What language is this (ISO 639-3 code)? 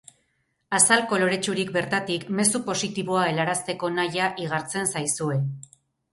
eus